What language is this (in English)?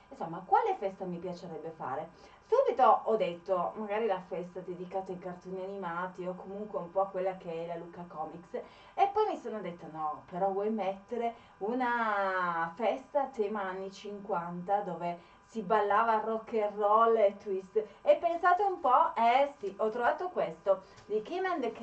Italian